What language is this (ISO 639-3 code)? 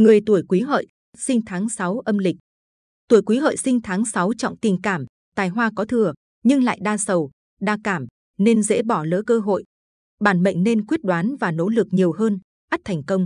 vie